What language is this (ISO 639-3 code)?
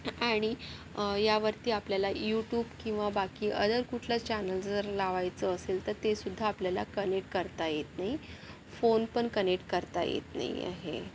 mar